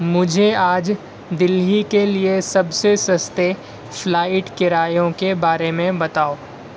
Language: Urdu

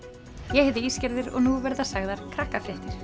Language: Icelandic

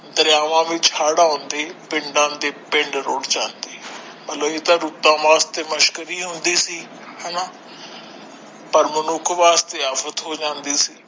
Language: Punjabi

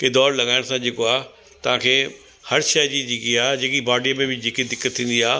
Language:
Sindhi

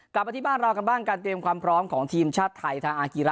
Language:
Thai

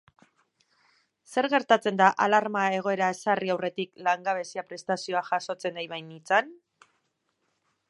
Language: Basque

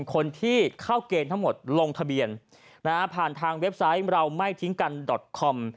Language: Thai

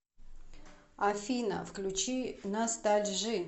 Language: Russian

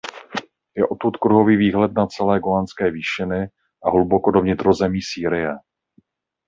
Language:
Czech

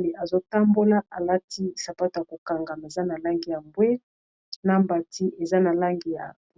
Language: Lingala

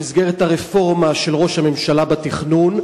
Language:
Hebrew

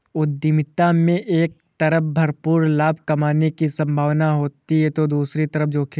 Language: Hindi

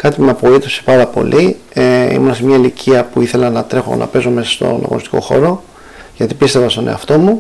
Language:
Greek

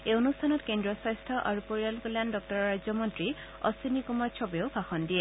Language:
Assamese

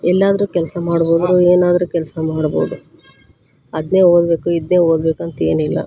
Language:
Kannada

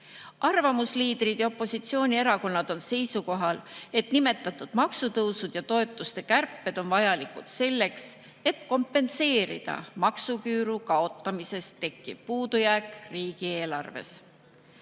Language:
Estonian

